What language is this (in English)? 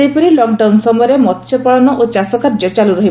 Odia